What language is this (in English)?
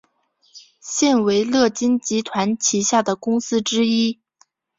Chinese